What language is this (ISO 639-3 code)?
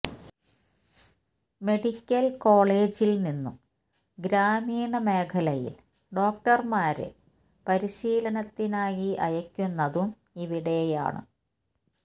mal